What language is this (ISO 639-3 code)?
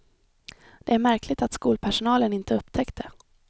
swe